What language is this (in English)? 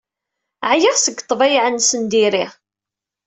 Kabyle